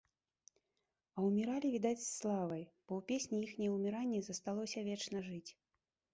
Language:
Belarusian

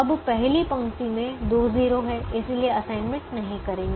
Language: Hindi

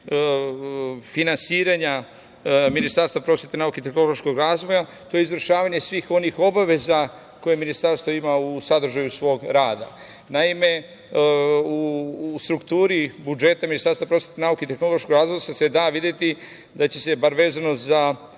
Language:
Serbian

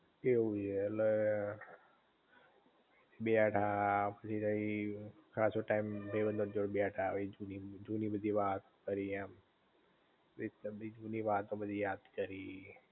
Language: Gujarati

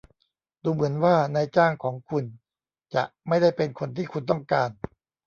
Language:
Thai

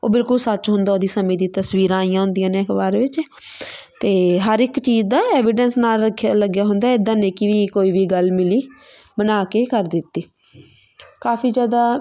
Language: Punjabi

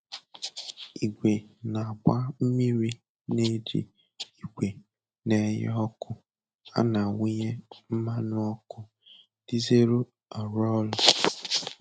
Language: Igbo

